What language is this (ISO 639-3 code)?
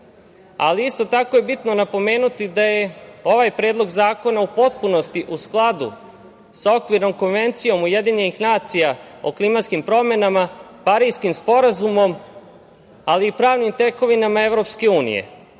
srp